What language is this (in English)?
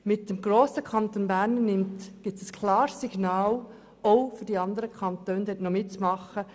Swiss German